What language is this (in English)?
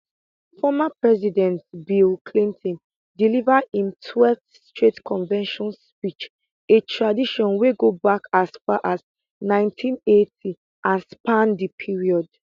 Nigerian Pidgin